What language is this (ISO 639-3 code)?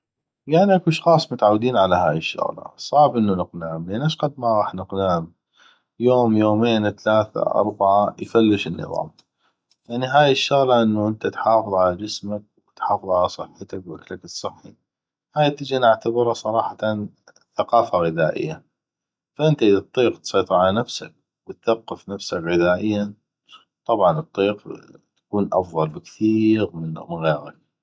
ayp